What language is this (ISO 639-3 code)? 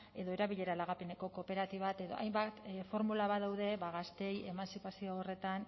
eus